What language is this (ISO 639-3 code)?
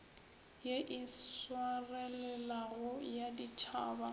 nso